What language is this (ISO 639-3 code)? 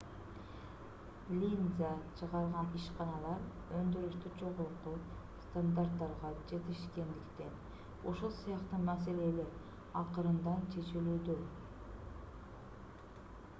kir